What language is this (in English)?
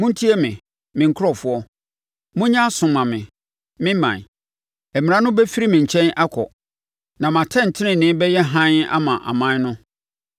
Akan